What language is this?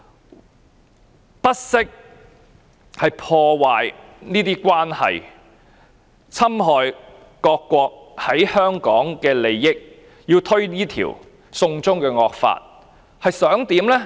Cantonese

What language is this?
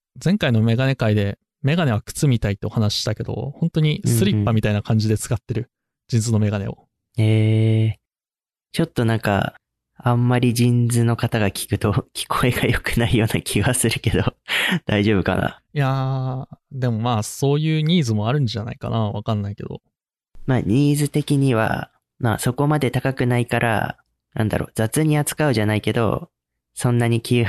Japanese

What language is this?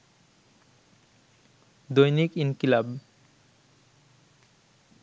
Bangla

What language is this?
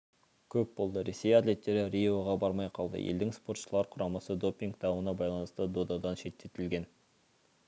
Kazakh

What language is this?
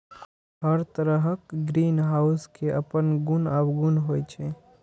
Maithili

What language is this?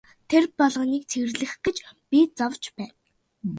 Mongolian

